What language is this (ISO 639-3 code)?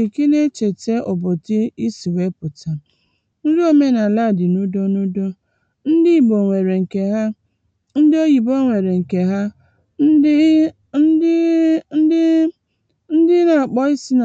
ibo